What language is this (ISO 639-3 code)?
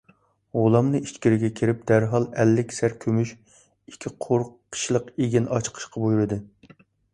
uig